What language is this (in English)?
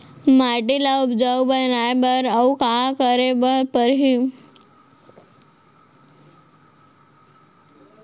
Chhattisgarhi